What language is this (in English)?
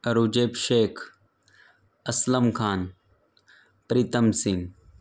Gujarati